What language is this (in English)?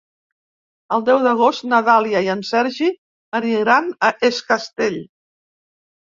Catalan